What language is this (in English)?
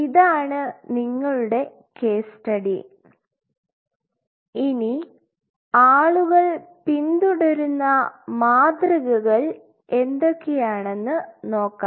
Malayalam